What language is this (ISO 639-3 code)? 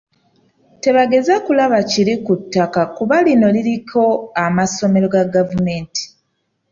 lug